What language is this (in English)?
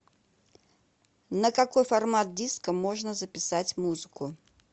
Russian